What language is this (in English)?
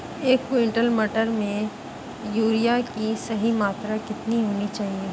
Hindi